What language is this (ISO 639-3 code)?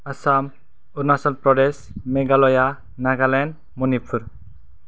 brx